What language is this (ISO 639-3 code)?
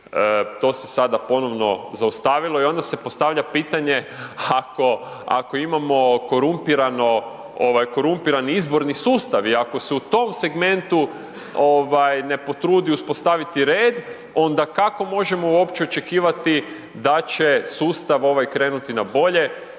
hrv